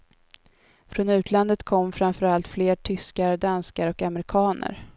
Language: Swedish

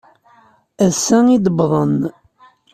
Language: Kabyle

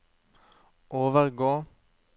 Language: Norwegian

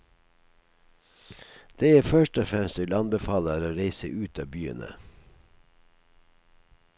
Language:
Norwegian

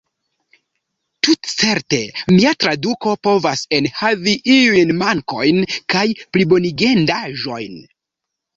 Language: Esperanto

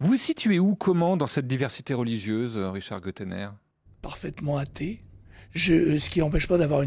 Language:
French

